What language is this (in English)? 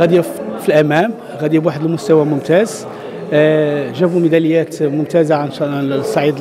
Arabic